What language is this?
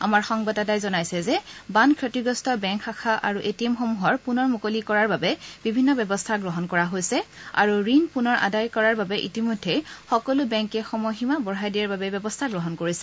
Assamese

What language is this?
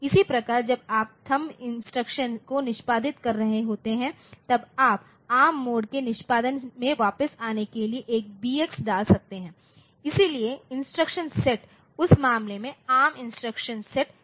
Hindi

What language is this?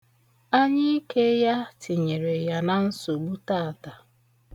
Igbo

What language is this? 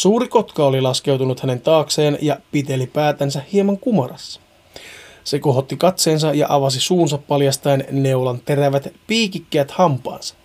Finnish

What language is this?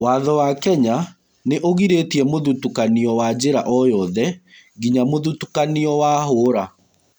Kikuyu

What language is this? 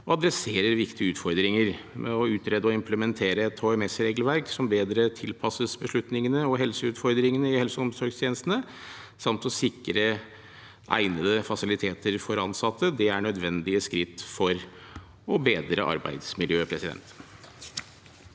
Norwegian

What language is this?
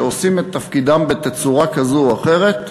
Hebrew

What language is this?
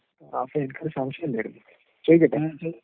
Malayalam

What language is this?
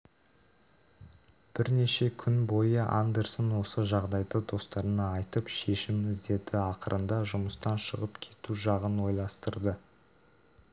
Kazakh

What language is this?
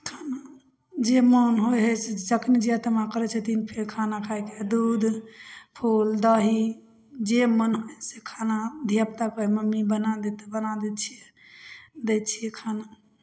Maithili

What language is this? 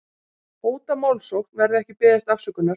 Icelandic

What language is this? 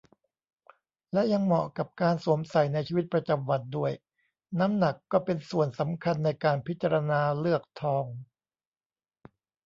Thai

